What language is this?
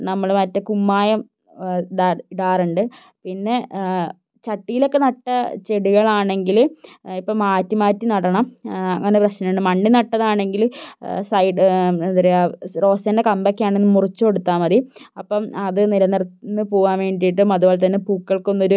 Malayalam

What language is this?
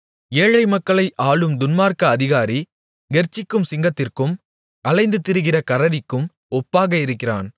Tamil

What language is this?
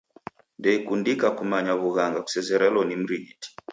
Taita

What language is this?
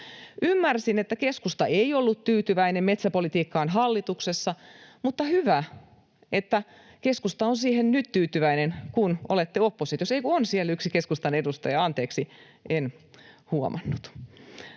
Finnish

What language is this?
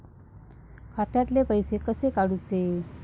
Marathi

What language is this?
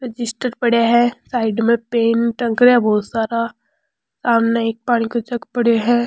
Rajasthani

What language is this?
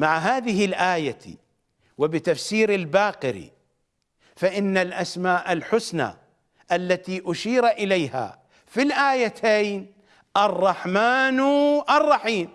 Arabic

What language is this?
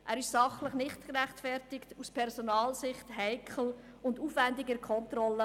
Swiss German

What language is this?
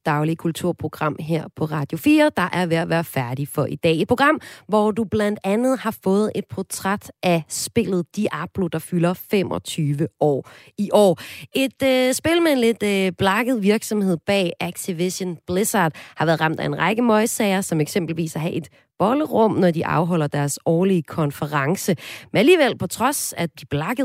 Danish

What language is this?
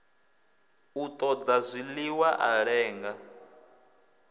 Venda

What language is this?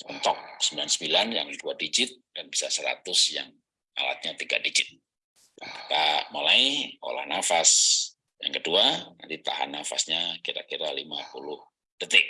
Indonesian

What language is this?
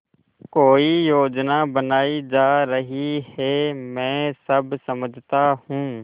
Hindi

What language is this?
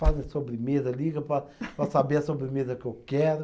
Portuguese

